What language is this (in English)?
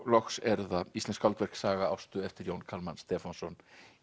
Icelandic